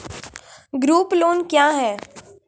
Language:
Maithili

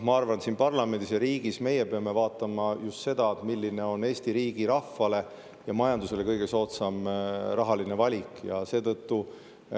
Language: Estonian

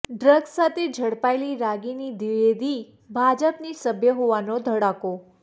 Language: Gujarati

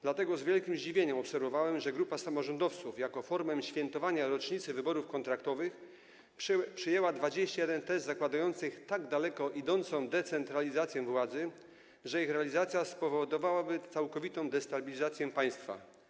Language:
Polish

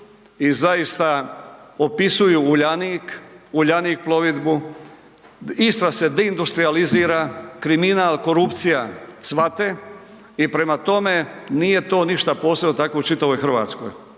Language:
Croatian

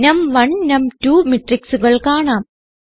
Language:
Malayalam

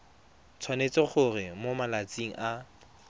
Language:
Tswana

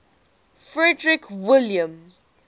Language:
English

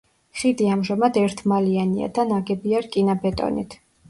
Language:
Georgian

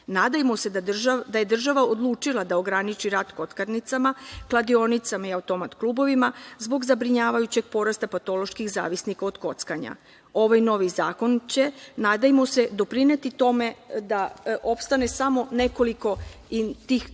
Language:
Serbian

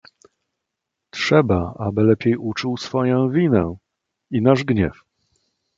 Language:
Polish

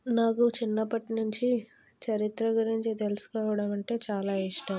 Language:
Telugu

